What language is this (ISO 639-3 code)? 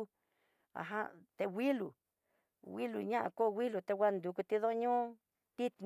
mtx